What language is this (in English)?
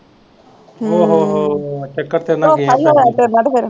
Punjabi